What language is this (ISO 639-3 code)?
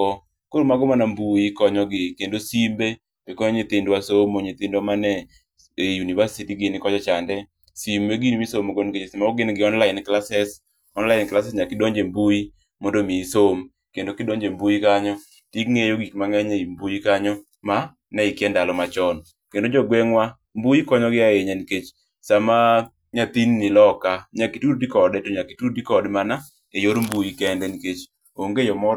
luo